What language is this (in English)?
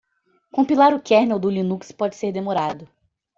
Portuguese